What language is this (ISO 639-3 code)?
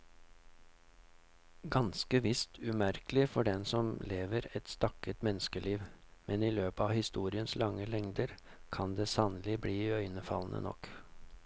nor